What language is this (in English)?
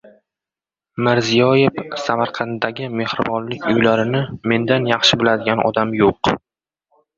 Uzbek